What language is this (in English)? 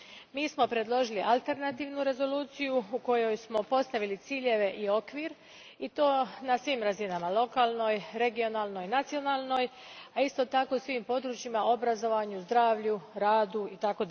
Croatian